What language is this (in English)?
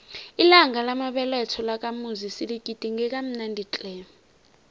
South Ndebele